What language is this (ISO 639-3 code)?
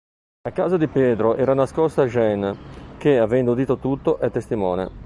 ita